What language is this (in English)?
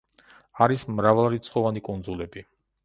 Georgian